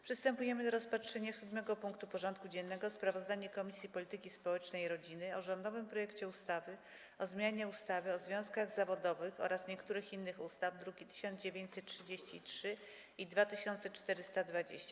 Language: Polish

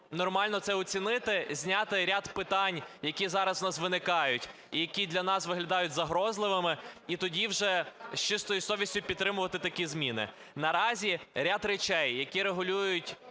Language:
Ukrainian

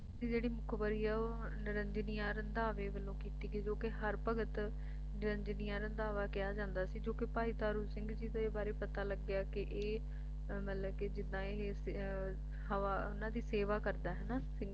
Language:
Punjabi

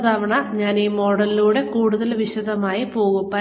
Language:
Malayalam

